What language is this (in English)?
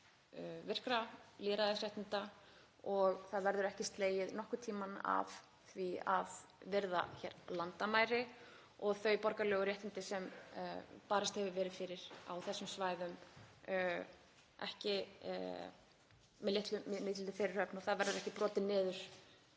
Icelandic